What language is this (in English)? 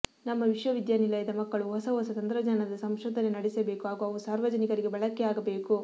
Kannada